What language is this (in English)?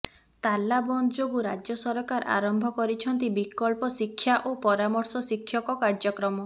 Odia